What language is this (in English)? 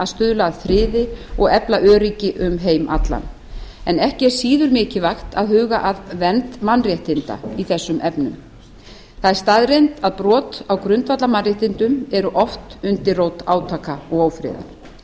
Icelandic